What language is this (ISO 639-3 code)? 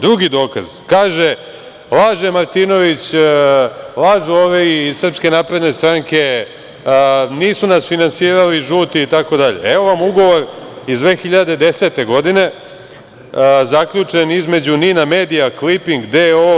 srp